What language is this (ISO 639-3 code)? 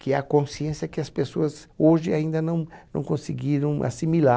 por